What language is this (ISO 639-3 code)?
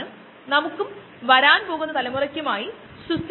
mal